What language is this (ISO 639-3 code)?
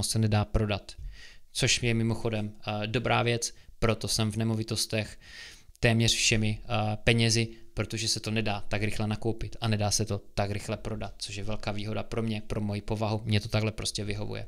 ces